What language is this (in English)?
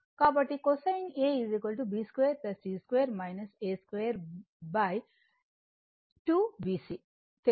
Telugu